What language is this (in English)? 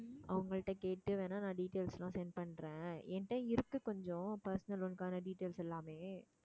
Tamil